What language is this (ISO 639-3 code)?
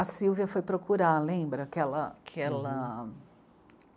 por